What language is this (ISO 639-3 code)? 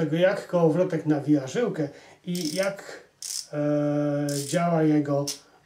pol